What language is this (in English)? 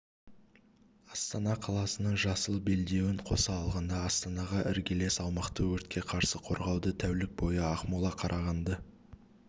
Kazakh